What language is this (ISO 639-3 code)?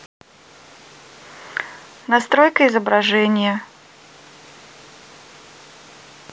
rus